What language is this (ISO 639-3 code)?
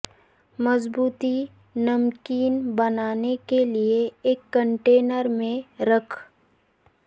urd